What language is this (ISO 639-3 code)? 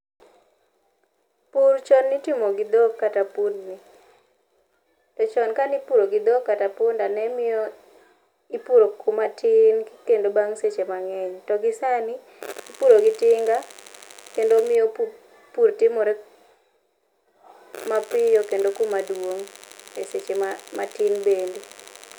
luo